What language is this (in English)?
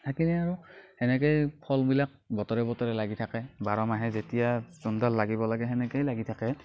Assamese